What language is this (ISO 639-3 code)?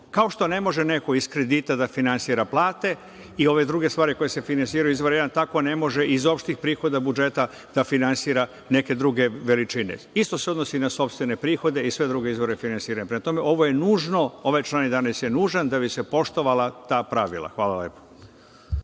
srp